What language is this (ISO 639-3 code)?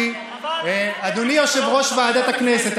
heb